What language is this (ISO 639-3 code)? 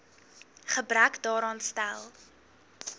afr